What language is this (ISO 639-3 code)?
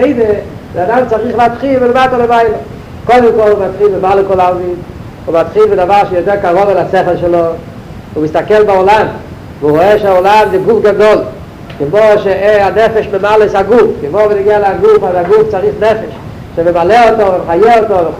heb